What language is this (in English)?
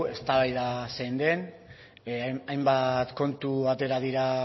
Basque